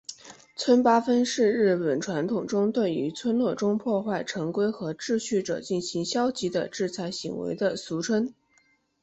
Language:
Chinese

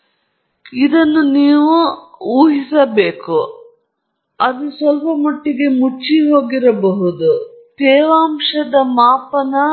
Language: Kannada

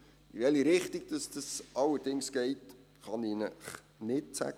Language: Swiss German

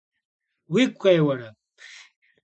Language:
Kabardian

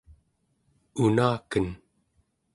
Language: Central Yupik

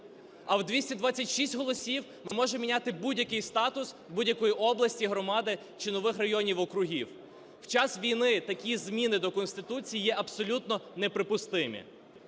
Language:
Ukrainian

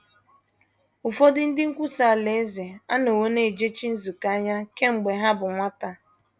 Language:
Igbo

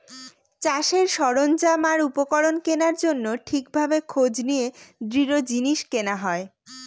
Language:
Bangla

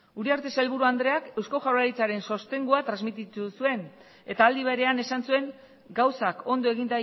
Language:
Basque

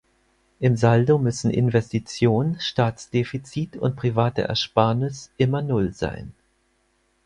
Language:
German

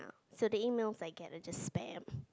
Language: English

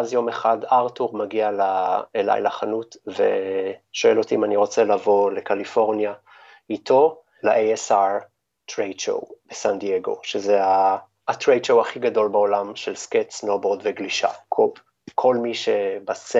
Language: Hebrew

